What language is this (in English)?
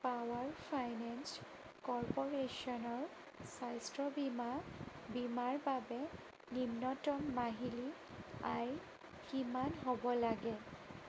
Assamese